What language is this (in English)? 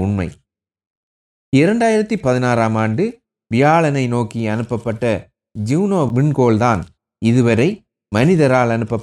Tamil